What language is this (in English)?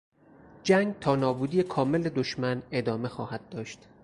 Persian